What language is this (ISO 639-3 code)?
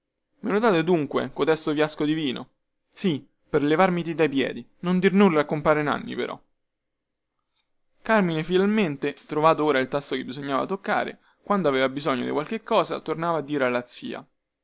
ita